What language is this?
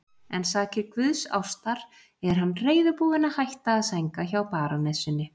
Icelandic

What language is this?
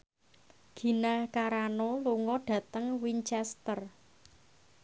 Javanese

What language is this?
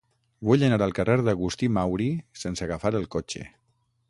Catalan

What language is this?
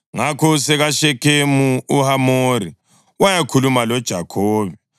North Ndebele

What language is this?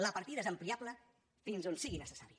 Catalan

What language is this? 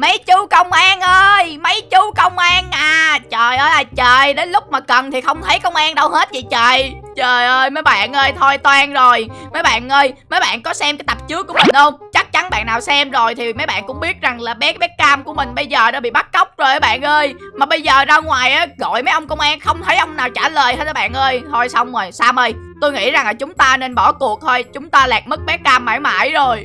Vietnamese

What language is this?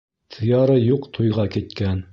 Bashkir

